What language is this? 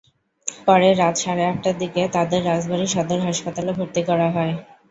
Bangla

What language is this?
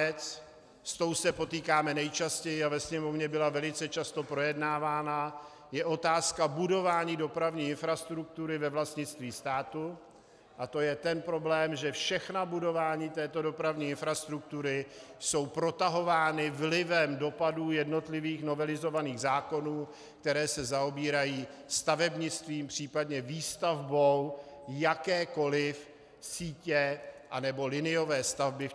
Czech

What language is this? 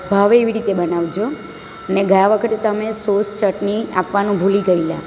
Gujarati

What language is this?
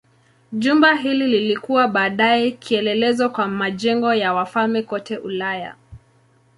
Swahili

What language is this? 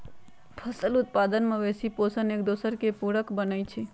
Magahi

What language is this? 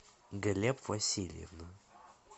Russian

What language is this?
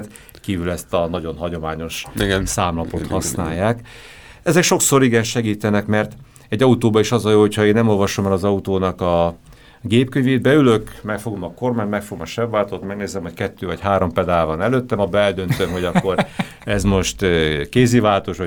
Hungarian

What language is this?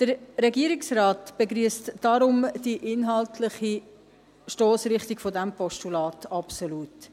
Swiss German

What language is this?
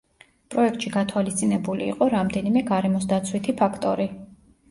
Georgian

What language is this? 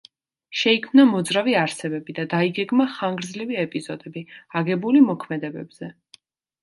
Georgian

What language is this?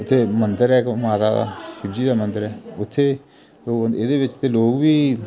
Dogri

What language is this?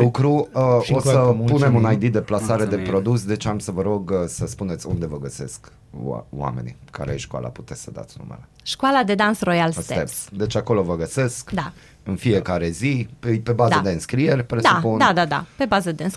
Romanian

